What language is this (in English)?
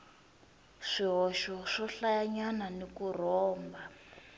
Tsonga